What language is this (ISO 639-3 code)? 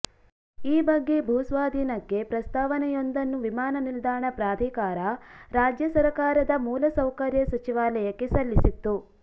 kan